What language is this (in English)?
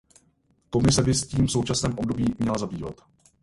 Czech